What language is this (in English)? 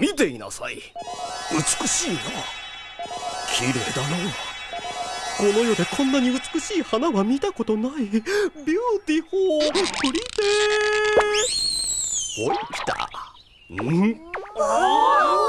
Japanese